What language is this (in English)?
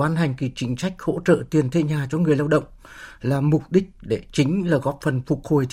Vietnamese